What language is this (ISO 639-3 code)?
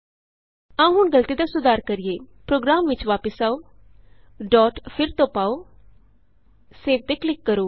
pan